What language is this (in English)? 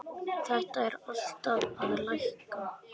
Icelandic